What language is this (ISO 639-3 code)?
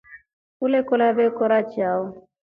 rof